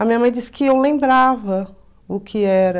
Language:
Portuguese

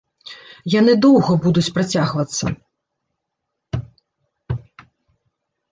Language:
Belarusian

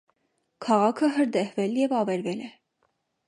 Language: Armenian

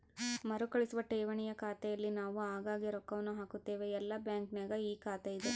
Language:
Kannada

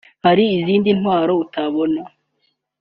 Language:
Kinyarwanda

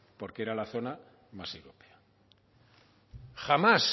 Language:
Spanish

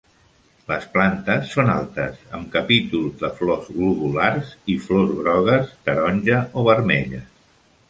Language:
Catalan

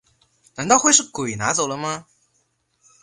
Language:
Chinese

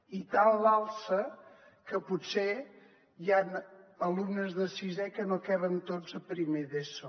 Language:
Catalan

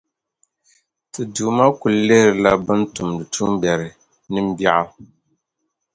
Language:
Dagbani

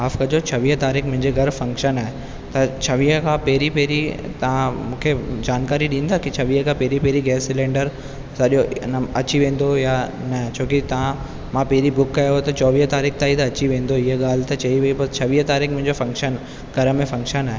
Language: Sindhi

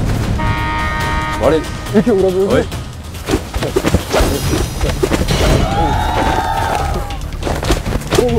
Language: Korean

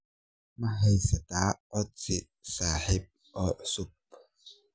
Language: Somali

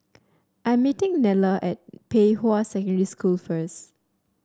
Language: English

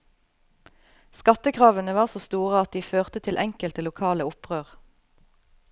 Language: Norwegian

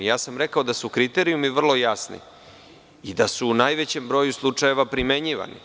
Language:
Serbian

